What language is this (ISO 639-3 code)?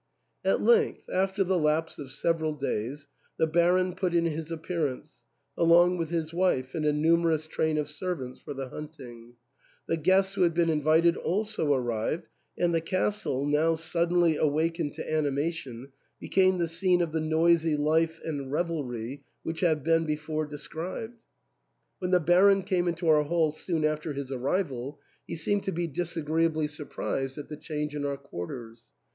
eng